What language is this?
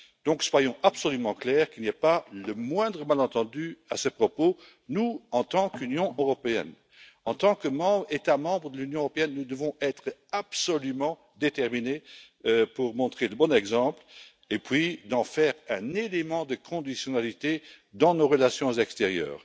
French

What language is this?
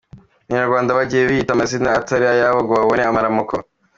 Kinyarwanda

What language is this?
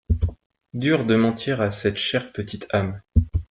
French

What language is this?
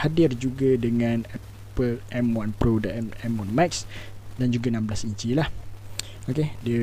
Malay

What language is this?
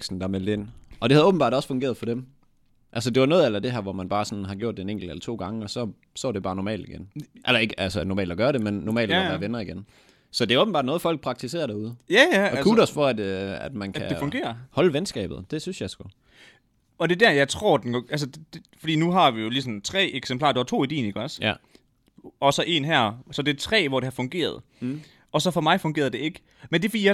Danish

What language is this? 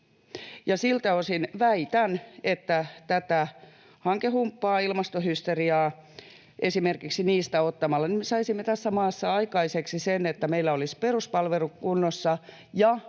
Finnish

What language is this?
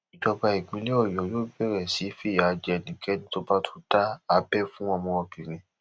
Yoruba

